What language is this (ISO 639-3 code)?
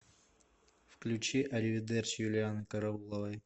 rus